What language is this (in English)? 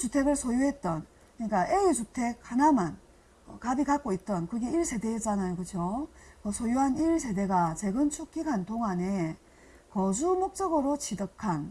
Korean